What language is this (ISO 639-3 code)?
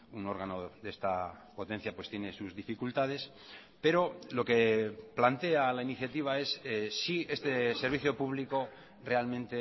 spa